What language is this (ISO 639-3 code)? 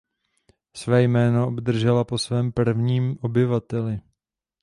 ces